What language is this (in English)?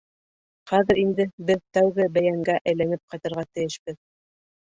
Bashkir